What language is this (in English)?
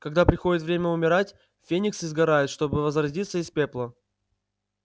Russian